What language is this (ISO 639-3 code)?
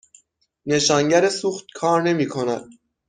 fas